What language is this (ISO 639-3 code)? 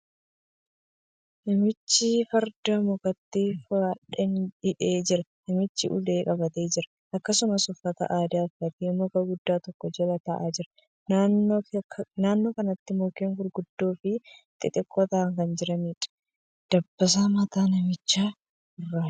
orm